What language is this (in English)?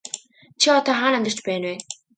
Mongolian